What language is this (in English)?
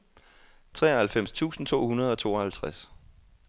Danish